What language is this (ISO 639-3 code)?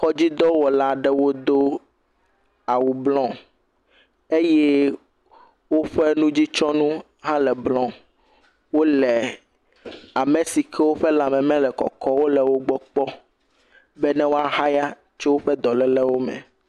ewe